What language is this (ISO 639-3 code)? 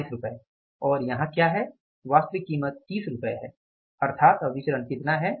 hin